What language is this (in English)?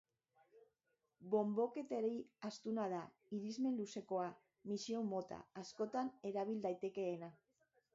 Basque